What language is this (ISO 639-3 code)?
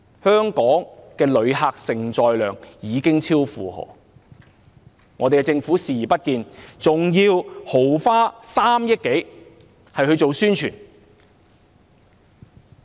yue